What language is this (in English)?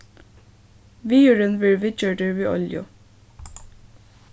Faroese